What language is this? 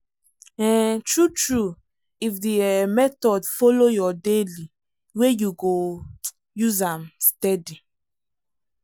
Nigerian Pidgin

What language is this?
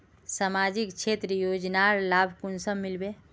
Magahi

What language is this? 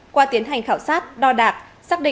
Vietnamese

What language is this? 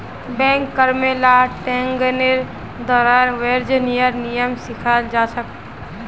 Magahi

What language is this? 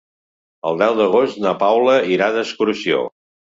Catalan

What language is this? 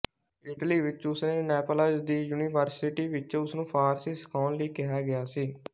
Punjabi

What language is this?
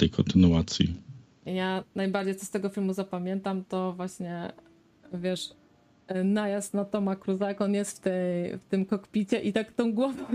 Polish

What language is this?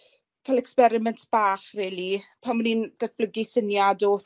Welsh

